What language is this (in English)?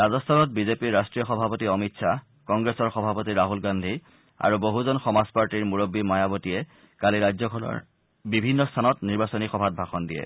Assamese